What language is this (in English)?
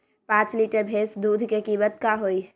Magahi